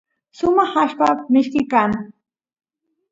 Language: Santiago del Estero Quichua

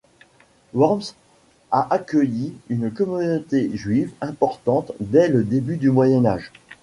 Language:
French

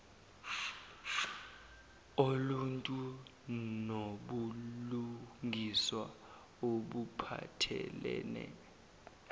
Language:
Zulu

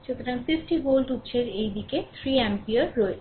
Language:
Bangla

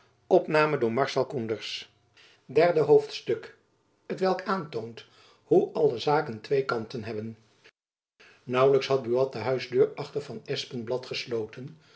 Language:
Dutch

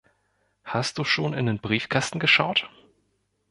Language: German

